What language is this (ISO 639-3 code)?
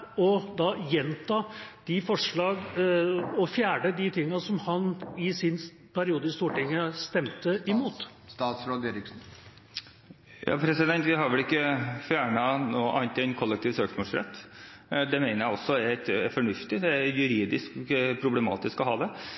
nob